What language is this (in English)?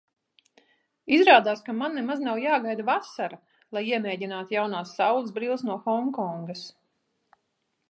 Latvian